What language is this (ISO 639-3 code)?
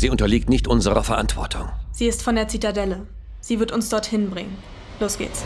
deu